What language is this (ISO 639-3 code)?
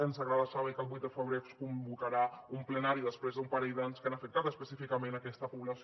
cat